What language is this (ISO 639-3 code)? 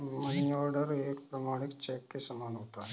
hin